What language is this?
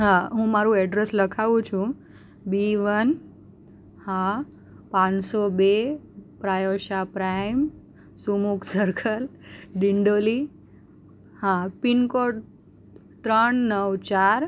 Gujarati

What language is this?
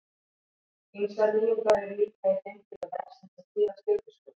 Icelandic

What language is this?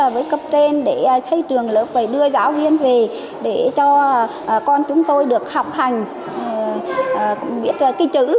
Vietnamese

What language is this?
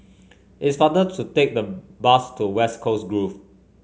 English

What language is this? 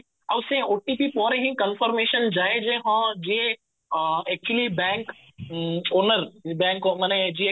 Odia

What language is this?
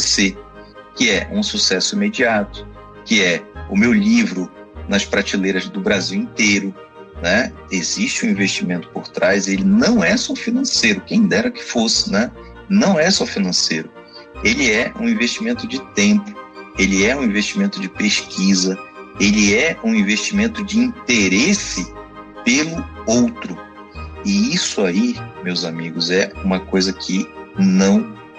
Portuguese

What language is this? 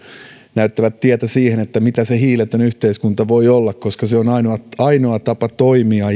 Finnish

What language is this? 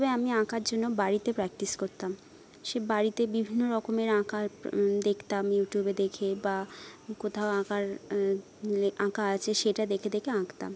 Bangla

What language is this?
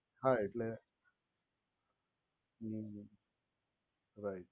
Gujarati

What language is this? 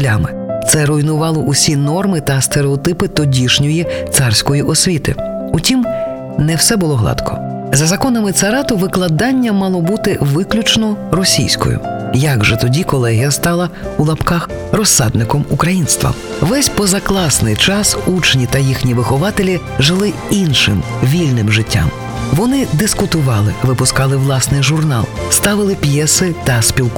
Ukrainian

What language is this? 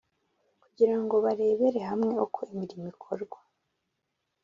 Kinyarwanda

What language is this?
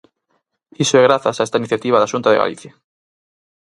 Galician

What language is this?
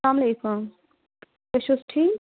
Kashmiri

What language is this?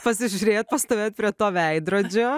Lithuanian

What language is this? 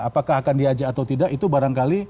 Indonesian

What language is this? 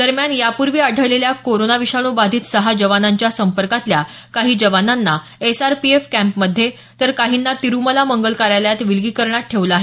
Marathi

